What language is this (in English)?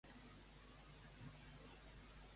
Catalan